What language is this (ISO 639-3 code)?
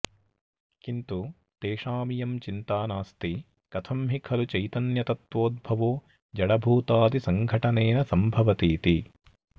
san